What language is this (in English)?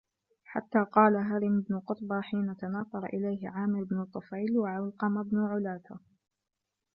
Arabic